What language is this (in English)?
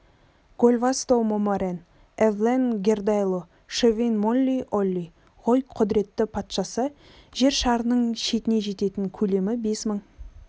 Kazakh